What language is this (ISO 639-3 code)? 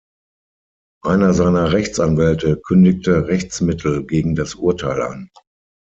deu